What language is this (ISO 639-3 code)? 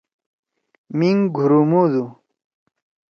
trw